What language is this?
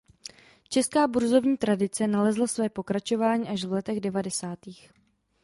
Czech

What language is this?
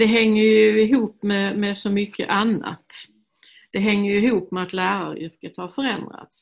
Swedish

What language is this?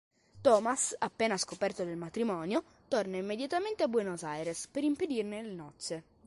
Italian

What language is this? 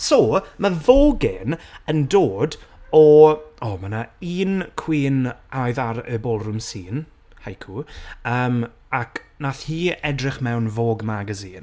Welsh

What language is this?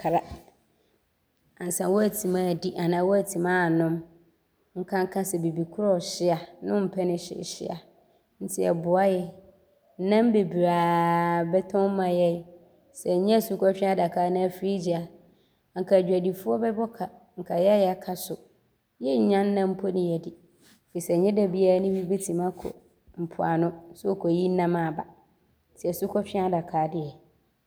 Abron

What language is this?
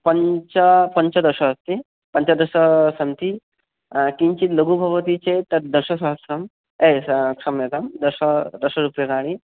Sanskrit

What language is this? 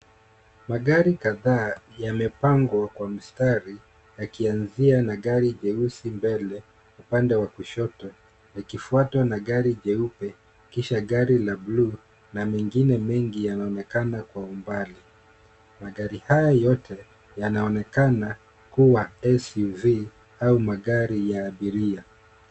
Swahili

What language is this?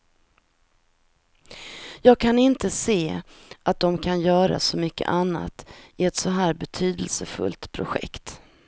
Swedish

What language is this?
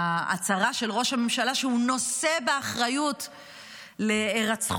Hebrew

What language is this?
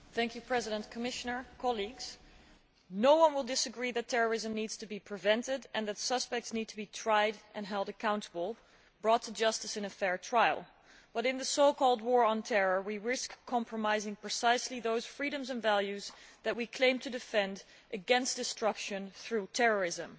English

